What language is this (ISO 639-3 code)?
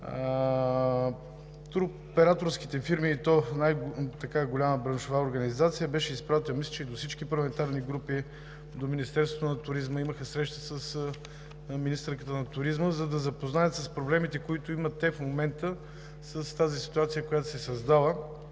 bul